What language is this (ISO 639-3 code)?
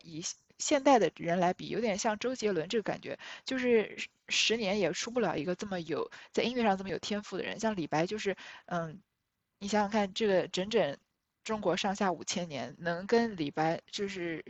zho